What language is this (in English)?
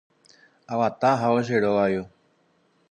Guarani